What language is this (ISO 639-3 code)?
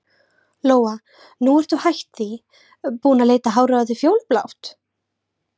isl